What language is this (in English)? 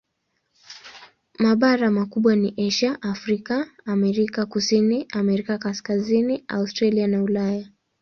Swahili